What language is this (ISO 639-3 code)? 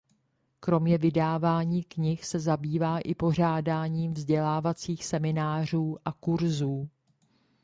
ces